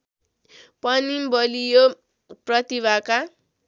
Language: Nepali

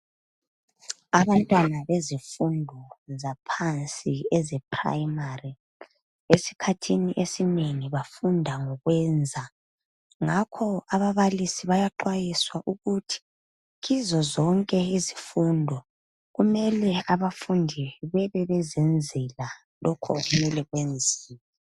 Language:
North Ndebele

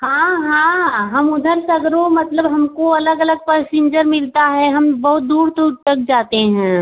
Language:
Hindi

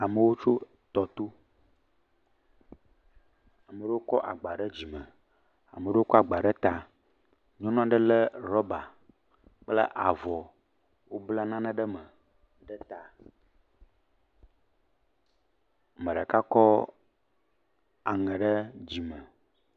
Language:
Ewe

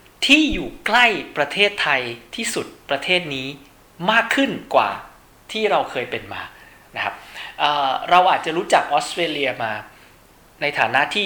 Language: Thai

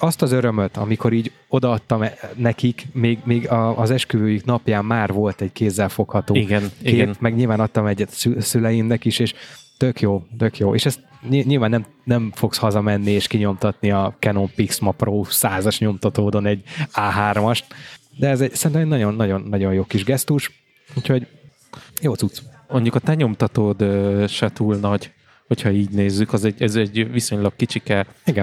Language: Hungarian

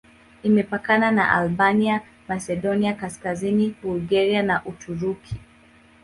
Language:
Swahili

